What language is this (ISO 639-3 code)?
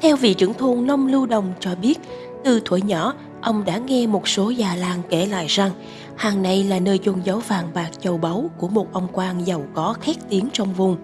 vie